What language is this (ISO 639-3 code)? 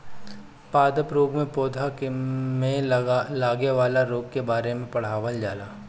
bho